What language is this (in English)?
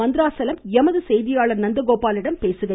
Tamil